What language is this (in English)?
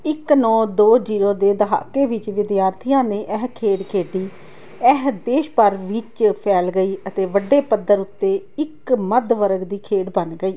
Punjabi